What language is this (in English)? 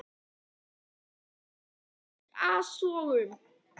Icelandic